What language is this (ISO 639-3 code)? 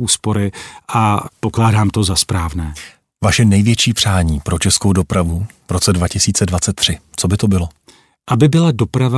ces